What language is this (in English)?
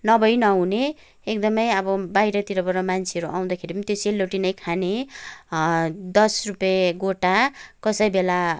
Nepali